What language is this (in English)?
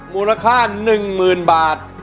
Thai